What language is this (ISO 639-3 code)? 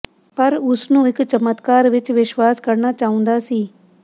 pan